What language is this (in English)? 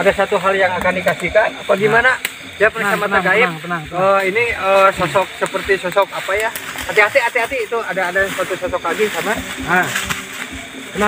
Indonesian